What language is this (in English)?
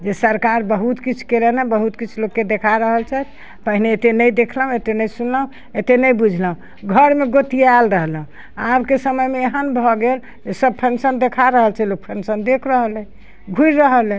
Maithili